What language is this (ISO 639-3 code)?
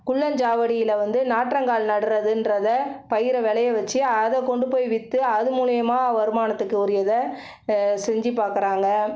tam